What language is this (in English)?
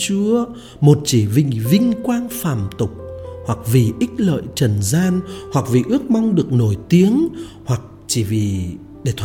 Vietnamese